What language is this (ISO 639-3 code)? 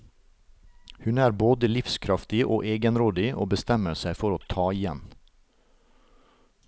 nor